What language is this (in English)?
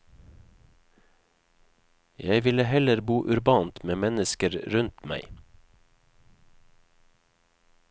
Norwegian